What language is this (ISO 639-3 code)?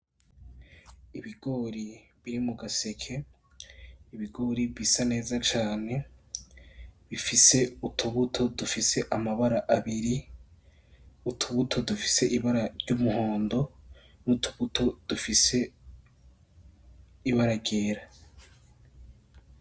run